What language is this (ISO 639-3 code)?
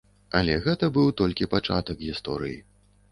bel